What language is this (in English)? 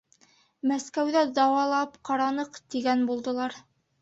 Bashkir